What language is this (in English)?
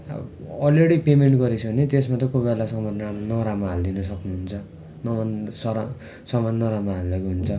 Nepali